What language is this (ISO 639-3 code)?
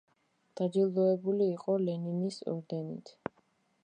kat